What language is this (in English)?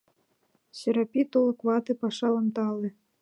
Mari